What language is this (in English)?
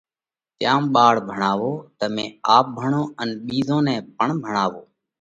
Parkari Koli